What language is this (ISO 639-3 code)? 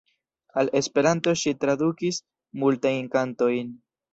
epo